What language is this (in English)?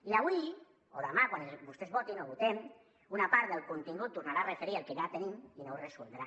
Catalan